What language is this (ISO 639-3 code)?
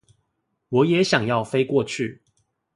zho